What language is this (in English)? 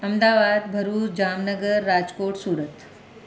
Sindhi